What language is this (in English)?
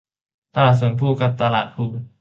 Thai